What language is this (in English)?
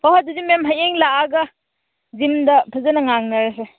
Manipuri